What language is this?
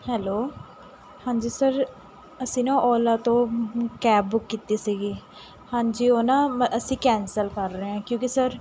Punjabi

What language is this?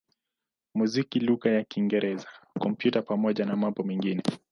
Swahili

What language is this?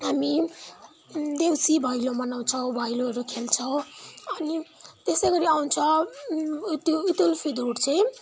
Nepali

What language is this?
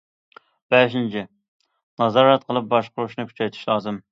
Uyghur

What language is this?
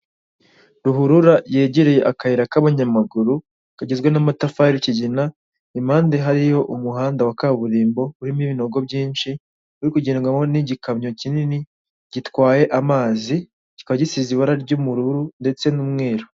Kinyarwanda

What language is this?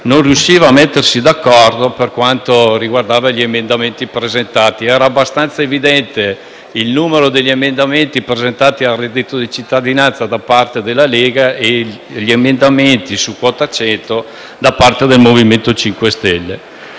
Italian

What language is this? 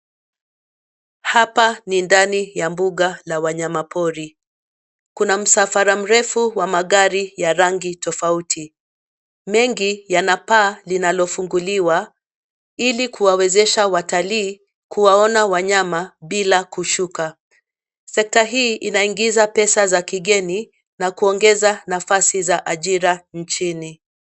Swahili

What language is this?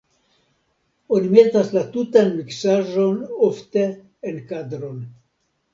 Esperanto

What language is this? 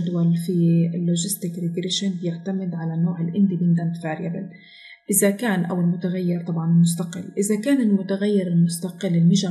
Arabic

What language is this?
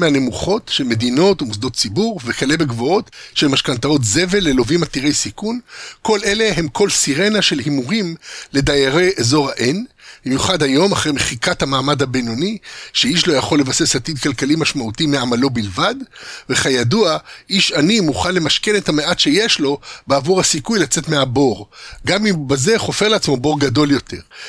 Hebrew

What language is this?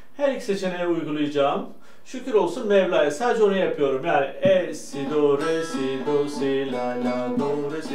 Turkish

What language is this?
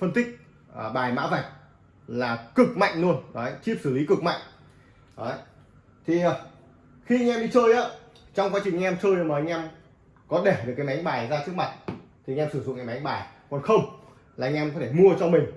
Vietnamese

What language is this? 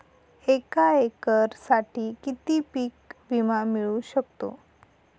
Marathi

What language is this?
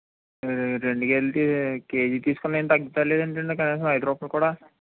Telugu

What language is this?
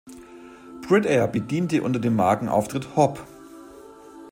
German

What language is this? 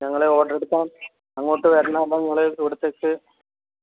Malayalam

